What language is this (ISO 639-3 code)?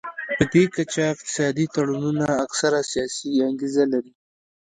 pus